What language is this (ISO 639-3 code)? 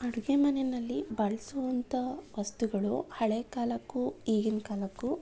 kan